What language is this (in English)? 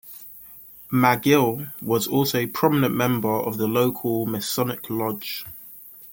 English